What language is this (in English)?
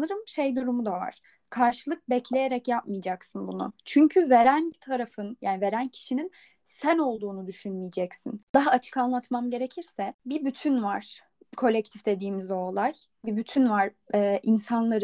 Turkish